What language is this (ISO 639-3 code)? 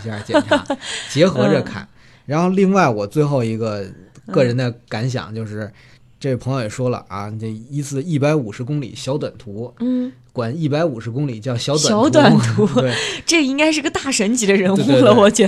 zho